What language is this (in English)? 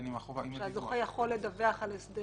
Hebrew